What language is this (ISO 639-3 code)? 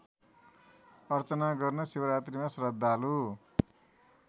nep